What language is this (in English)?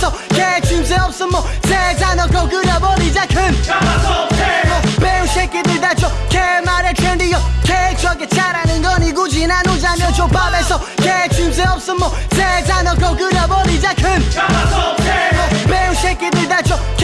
Italian